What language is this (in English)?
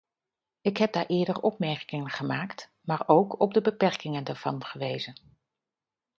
Dutch